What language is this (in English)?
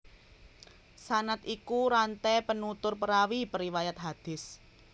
Javanese